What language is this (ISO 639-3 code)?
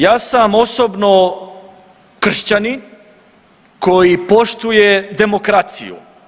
hrv